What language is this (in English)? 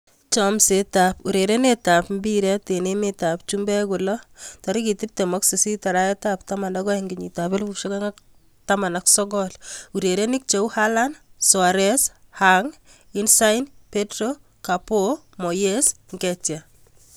Kalenjin